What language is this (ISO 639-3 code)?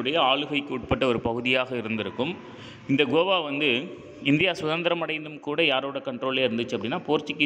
hin